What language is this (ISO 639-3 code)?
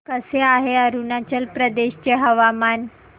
mar